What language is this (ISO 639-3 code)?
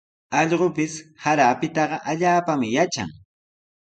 qws